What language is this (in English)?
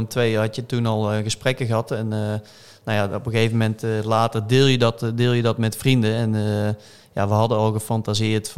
Dutch